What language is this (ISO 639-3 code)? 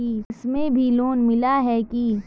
mag